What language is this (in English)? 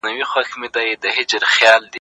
Pashto